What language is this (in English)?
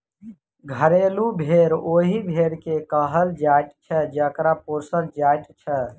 Maithili